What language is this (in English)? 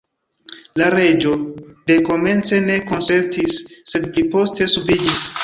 Esperanto